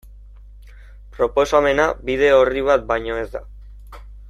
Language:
Basque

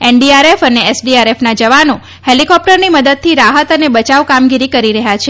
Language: Gujarati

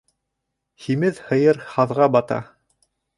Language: Bashkir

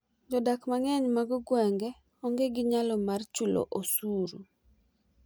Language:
Luo (Kenya and Tanzania)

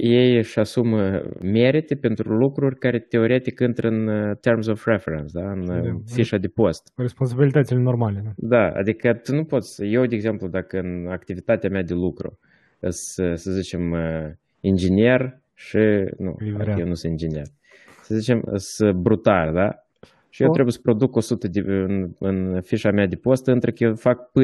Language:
Romanian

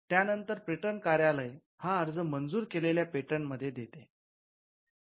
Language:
Marathi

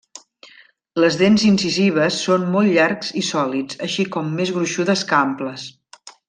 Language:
Catalan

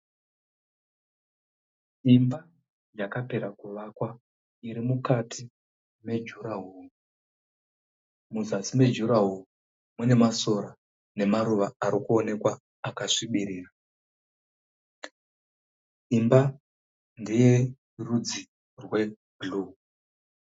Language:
Shona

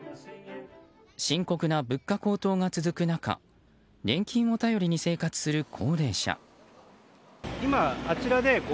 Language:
Japanese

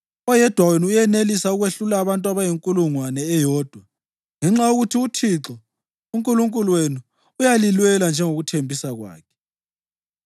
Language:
North Ndebele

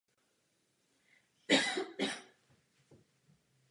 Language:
Czech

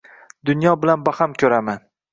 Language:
Uzbek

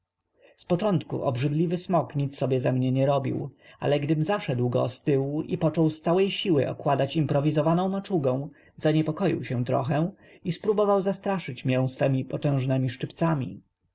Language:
Polish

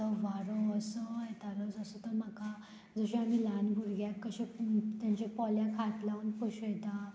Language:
Konkani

